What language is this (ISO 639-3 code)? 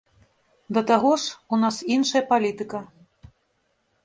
bel